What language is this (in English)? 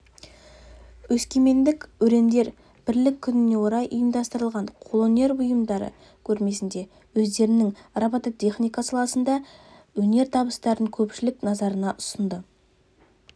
Kazakh